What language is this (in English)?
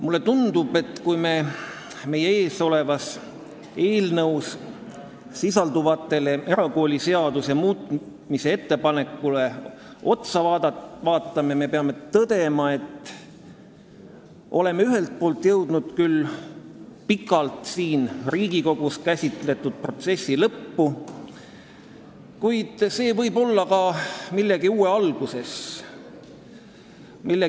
Estonian